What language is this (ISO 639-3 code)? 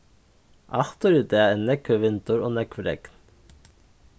fao